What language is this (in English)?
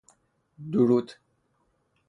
Persian